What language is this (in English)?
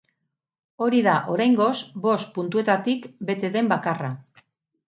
Basque